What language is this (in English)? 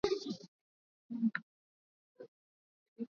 Swahili